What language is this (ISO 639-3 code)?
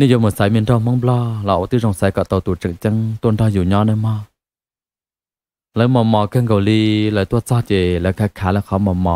tha